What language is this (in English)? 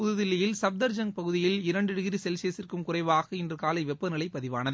Tamil